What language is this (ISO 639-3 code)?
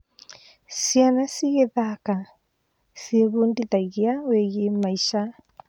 kik